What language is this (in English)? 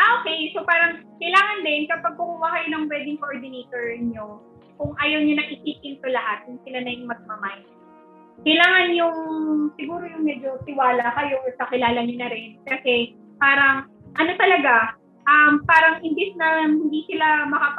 Filipino